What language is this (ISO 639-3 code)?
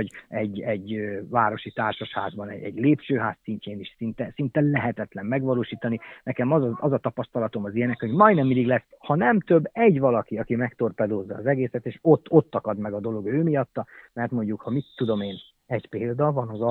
hun